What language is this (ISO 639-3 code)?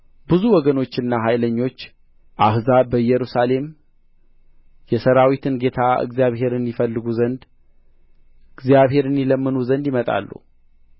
amh